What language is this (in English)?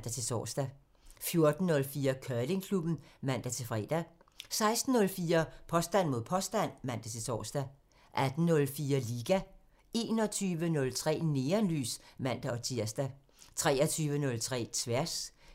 Danish